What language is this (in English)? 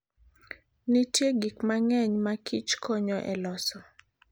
Luo (Kenya and Tanzania)